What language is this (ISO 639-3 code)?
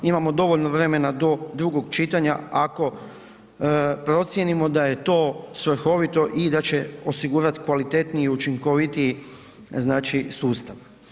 hrv